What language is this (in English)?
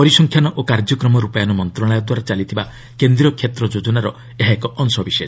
Odia